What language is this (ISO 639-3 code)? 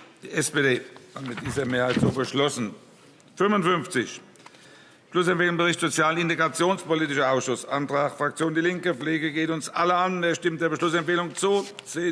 deu